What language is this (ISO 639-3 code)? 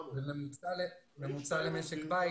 heb